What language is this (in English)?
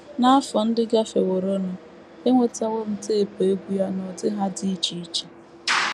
Igbo